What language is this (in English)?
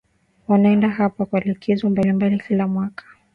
Swahili